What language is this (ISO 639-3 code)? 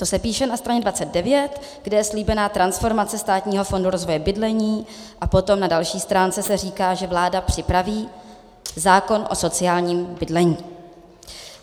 ces